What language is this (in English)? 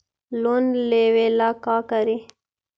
Magahi